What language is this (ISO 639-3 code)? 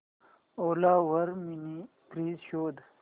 mar